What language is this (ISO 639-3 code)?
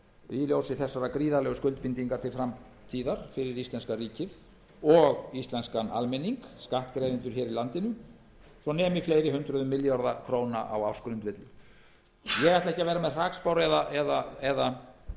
isl